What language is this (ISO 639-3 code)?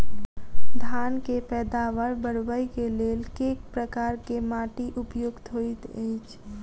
mai